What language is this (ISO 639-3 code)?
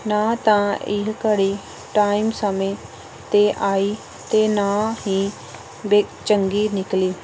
pan